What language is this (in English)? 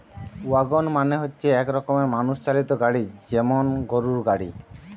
Bangla